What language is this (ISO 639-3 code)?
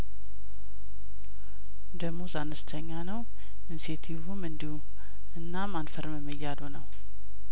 amh